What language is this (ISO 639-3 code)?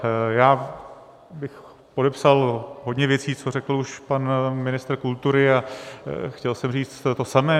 ces